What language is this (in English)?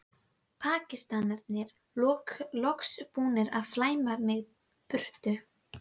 Icelandic